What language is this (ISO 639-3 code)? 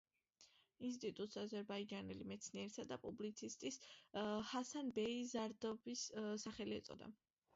kat